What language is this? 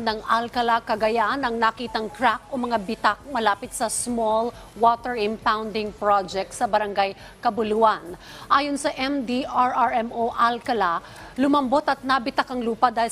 Filipino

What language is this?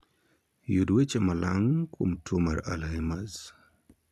Luo (Kenya and Tanzania)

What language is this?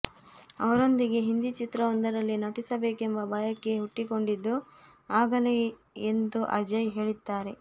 Kannada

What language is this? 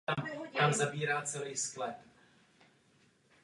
Czech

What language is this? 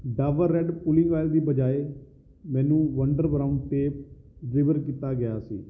Punjabi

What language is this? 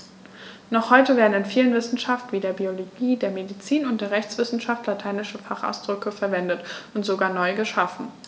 German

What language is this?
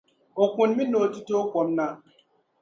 Dagbani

